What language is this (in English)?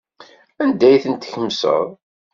Kabyle